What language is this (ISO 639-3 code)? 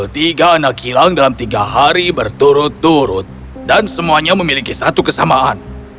ind